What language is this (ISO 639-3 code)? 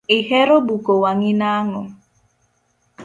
luo